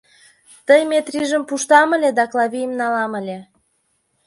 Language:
Mari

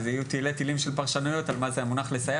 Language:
Hebrew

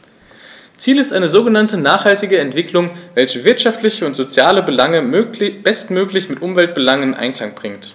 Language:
German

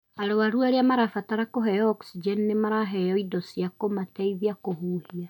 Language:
Kikuyu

